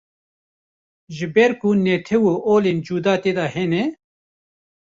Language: Kurdish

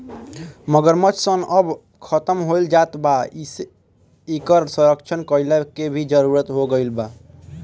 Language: Bhojpuri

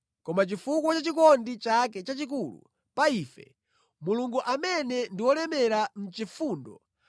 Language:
Nyanja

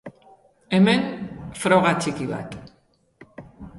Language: Basque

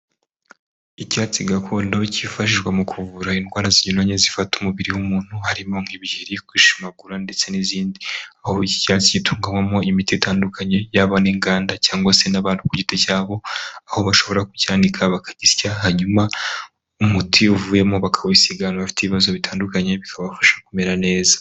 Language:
Kinyarwanda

